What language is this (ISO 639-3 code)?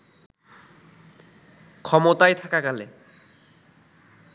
ben